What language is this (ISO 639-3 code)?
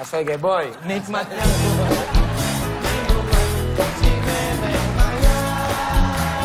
ind